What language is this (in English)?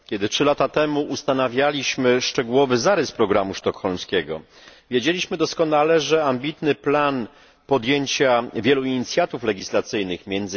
Polish